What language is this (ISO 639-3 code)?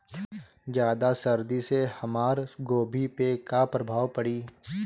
bho